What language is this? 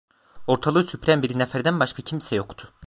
Turkish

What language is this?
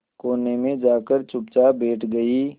Hindi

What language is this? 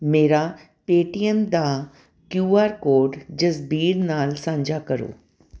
Punjabi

